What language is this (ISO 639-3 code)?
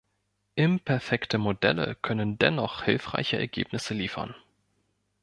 deu